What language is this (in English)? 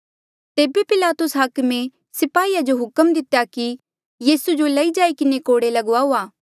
Mandeali